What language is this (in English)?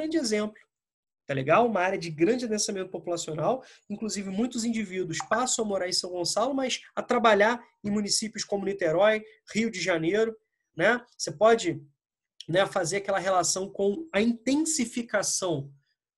Portuguese